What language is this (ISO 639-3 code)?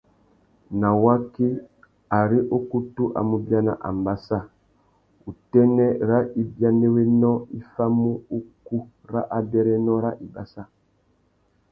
bag